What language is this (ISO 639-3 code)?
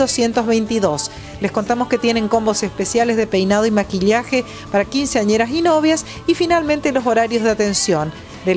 spa